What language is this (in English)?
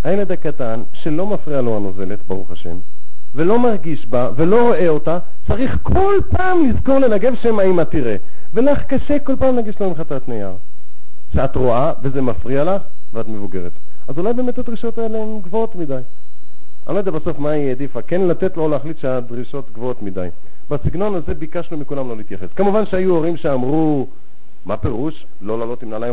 Hebrew